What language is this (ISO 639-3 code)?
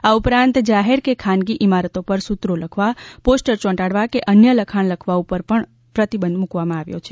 guj